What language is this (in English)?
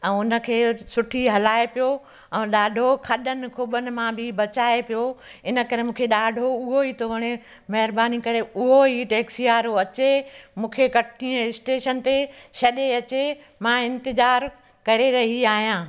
Sindhi